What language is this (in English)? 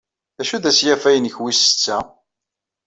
Kabyle